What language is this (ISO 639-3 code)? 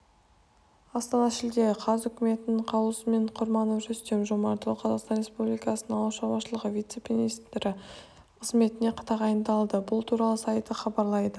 kaz